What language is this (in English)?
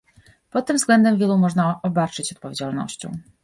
Polish